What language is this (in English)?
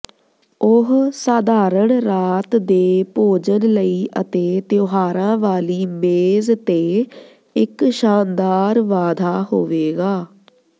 Punjabi